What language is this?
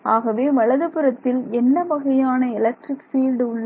Tamil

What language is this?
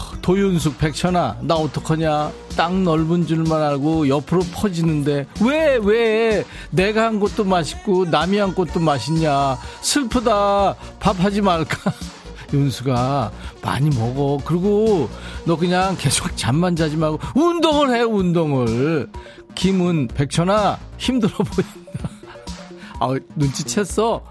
Korean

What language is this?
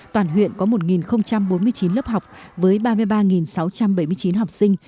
Vietnamese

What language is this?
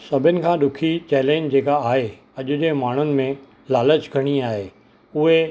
Sindhi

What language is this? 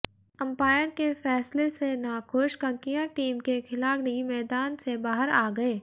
Hindi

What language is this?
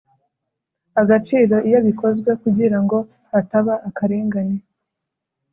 Kinyarwanda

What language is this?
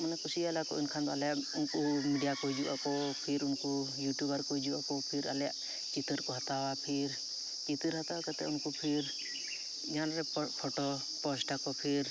Santali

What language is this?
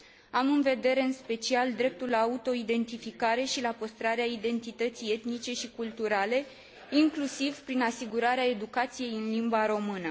Romanian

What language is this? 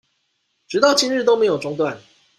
Chinese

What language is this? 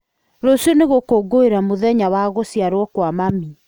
Kikuyu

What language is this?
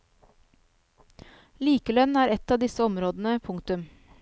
Norwegian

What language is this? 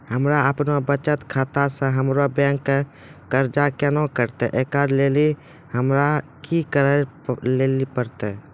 Maithili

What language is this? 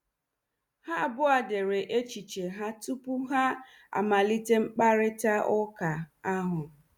Igbo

